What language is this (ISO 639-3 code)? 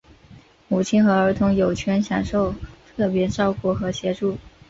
zho